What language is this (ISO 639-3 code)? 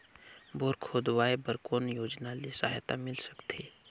hne